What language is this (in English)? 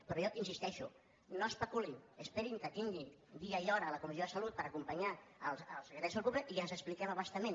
Catalan